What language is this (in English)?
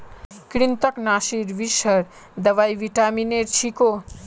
Magahi